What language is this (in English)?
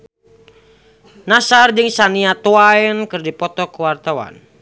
Sundanese